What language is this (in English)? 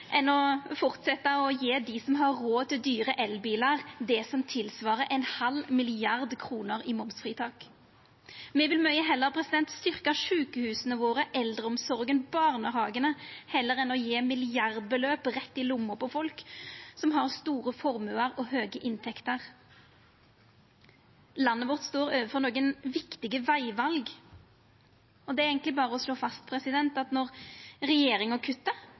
Norwegian Nynorsk